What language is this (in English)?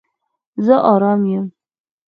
Pashto